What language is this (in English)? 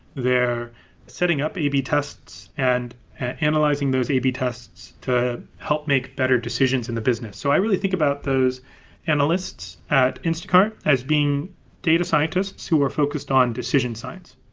English